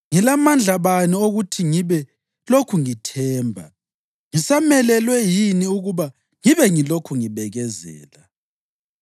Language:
North Ndebele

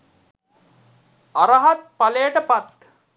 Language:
Sinhala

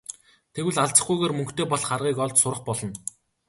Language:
Mongolian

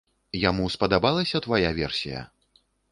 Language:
Belarusian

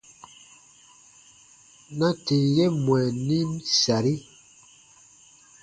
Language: Baatonum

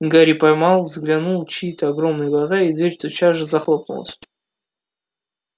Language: Russian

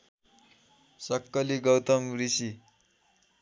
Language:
Nepali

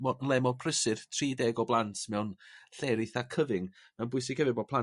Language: Welsh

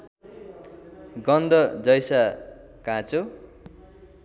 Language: Nepali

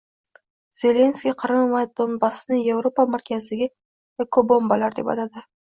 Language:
Uzbek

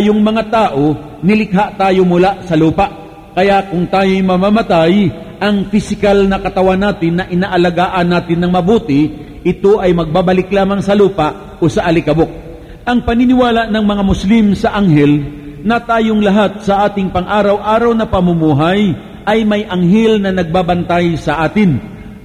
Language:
Filipino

